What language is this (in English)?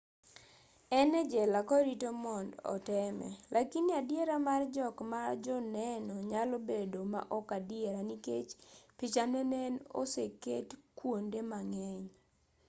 Luo (Kenya and Tanzania)